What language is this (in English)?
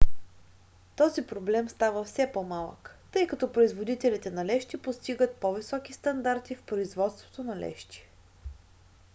Bulgarian